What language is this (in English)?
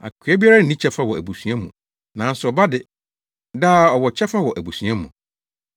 Akan